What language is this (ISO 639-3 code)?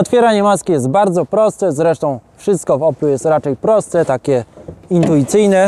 pol